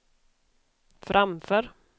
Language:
Swedish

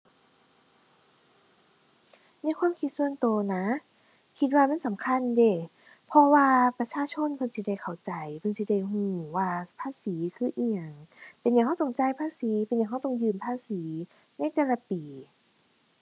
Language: Thai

